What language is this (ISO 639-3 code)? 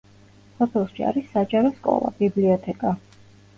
kat